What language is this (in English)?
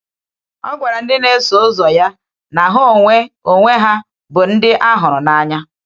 Igbo